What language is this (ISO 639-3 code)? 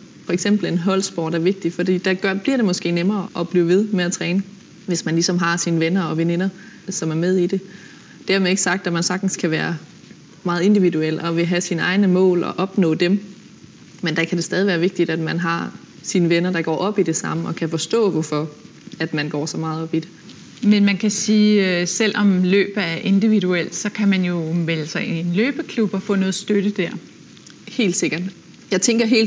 dan